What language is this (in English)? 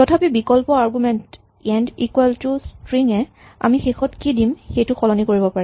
Assamese